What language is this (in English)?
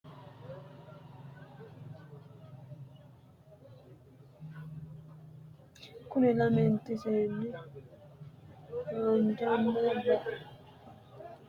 Sidamo